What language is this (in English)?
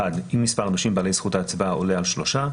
Hebrew